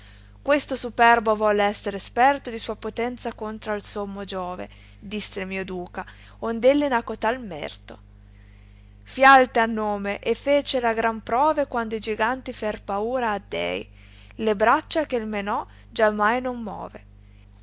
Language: Italian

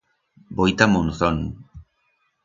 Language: Aragonese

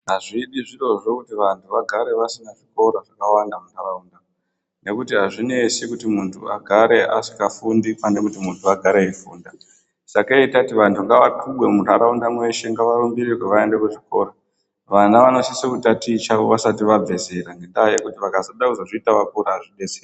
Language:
Ndau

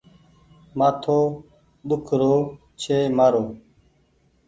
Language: Goaria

